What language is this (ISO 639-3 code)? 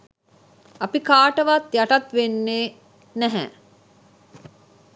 sin